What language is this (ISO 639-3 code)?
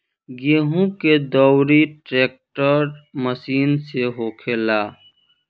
bho